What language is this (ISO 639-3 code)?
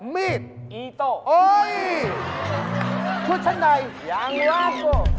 tha